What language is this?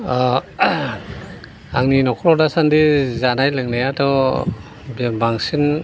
Bodo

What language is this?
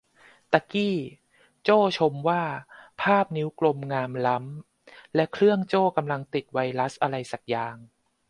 Thai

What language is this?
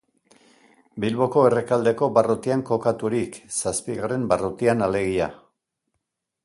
Basque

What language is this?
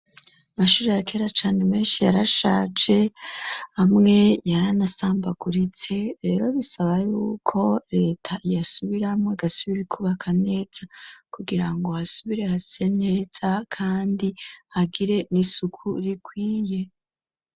Rundi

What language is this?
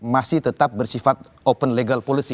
Indonesian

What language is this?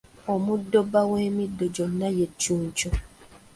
Ganda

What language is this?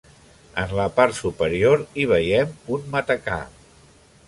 Catalan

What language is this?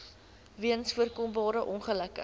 Afrikaans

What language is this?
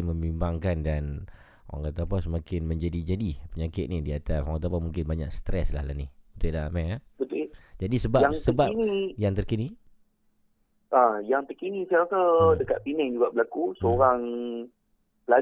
Malay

